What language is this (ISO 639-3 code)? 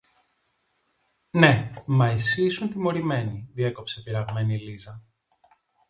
ell